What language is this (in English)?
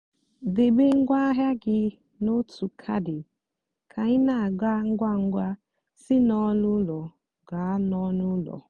Igbo